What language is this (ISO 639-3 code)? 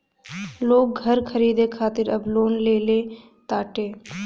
bho